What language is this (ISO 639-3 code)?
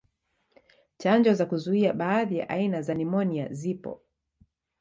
swa